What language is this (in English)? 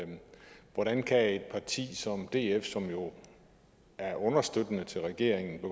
Danish